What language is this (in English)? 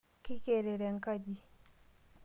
Masai